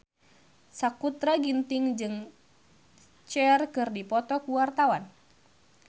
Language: Sundanese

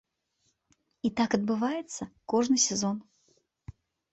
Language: Belarusian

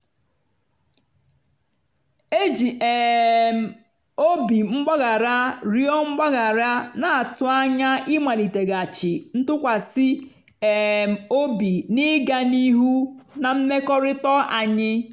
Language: Igbo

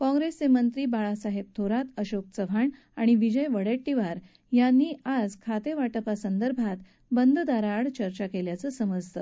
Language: Marathi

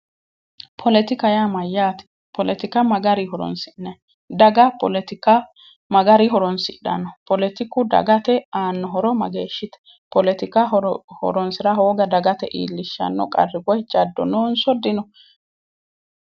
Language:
Sidamo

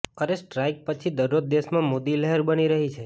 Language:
Gujarati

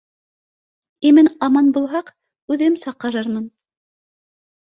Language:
Bashkir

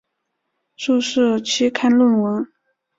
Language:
Chinese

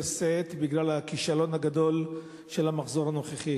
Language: Hebrew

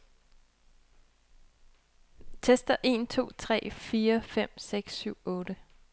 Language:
Danish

